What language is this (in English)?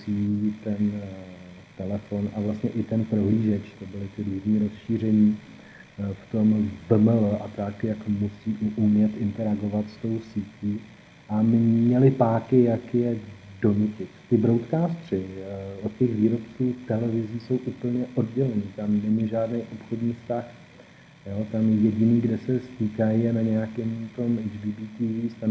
Czech